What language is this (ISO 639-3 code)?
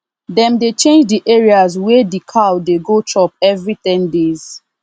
pcm